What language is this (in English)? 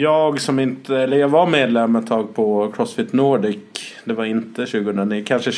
Swedish